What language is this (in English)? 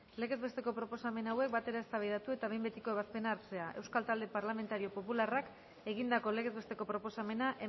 Basque